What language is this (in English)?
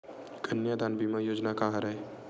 Chhattisgarhi